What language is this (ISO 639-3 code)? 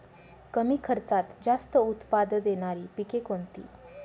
mar